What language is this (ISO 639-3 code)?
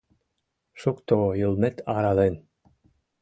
chm